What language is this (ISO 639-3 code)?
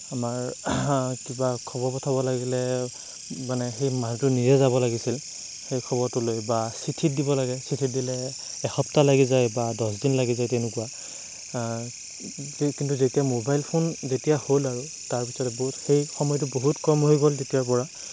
asm